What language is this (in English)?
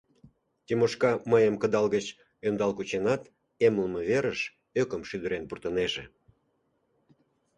Mari